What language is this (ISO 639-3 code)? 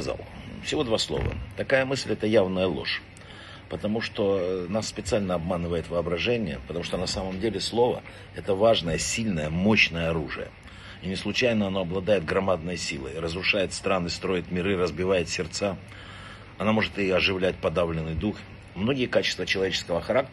rus